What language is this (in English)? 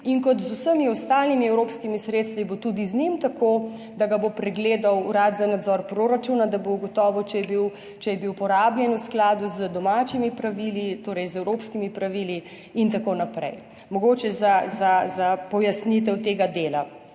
Slovenian